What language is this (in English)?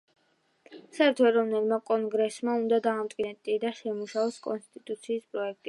Georgian